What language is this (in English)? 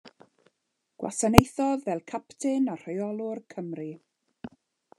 Welsh